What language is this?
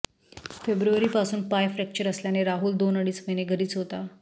Marathi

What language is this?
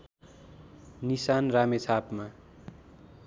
Nepali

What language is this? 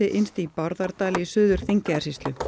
Icelandic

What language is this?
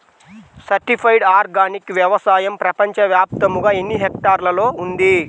Telugu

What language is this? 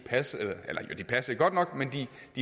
Danish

